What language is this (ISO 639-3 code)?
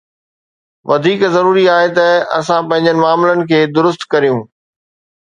snd